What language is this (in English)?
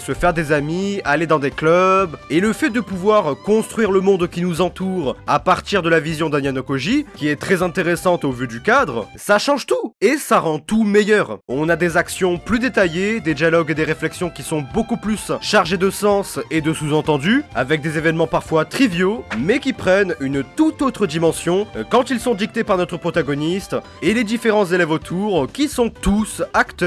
French